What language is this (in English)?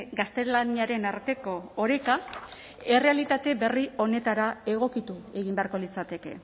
Basque